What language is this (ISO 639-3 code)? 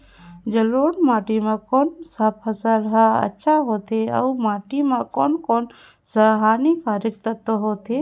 hne